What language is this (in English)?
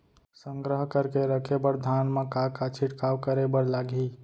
Chhattisgarhi